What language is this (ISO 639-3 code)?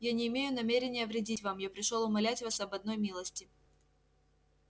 rus